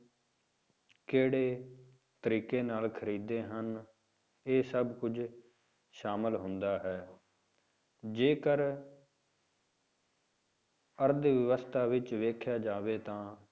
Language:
Punjabi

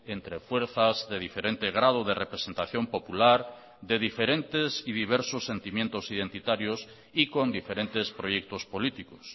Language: Spanish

